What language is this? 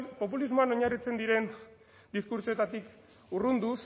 Basque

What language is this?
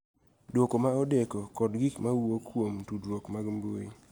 Luo (Kenya and Tanzania)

